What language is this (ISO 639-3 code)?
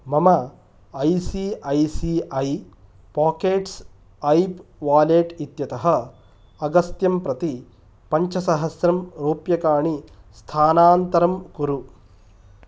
san